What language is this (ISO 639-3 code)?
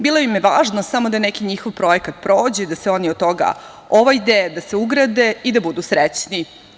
srp